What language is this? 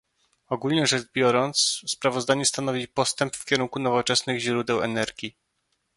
Polish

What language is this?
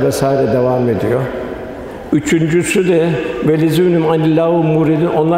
Turkish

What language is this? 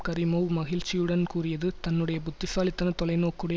Tamil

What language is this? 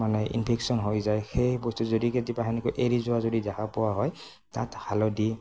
Assamese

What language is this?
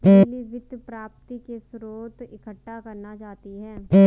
Hindi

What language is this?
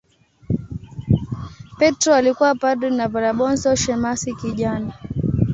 Swahili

